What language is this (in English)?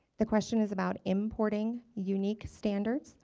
English